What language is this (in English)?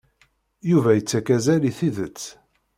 Kabyle